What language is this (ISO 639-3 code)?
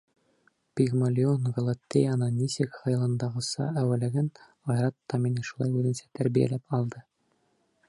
bak